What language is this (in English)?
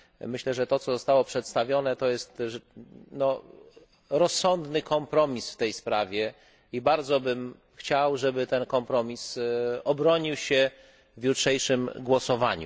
Polish